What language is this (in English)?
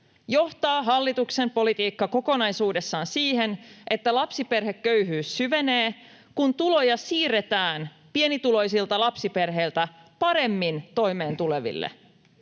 Finnish